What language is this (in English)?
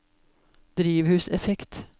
Norwegian